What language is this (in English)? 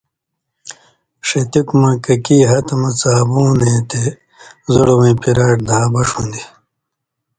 Indus Kohistani